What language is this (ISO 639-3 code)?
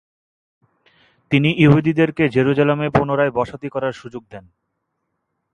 ben